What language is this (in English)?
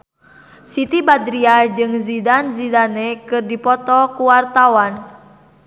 Sundanese